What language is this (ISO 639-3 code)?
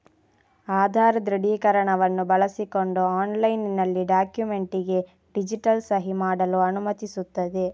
kan